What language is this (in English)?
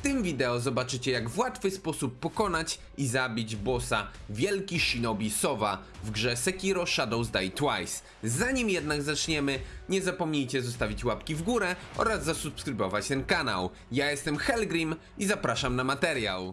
Polish